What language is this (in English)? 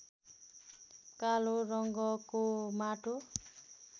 Nepali